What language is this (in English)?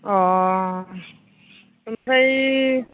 Bodo